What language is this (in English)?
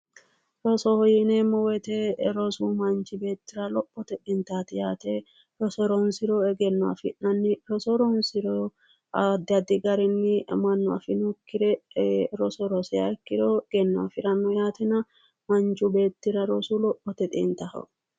Sidamo